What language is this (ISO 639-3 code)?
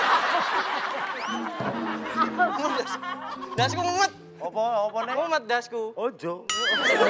ind